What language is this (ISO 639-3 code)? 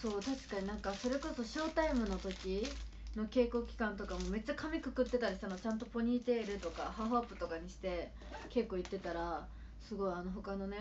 jpn